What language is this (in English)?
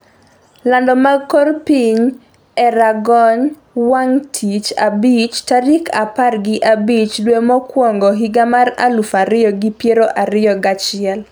Luo (Kenya and Tanzania)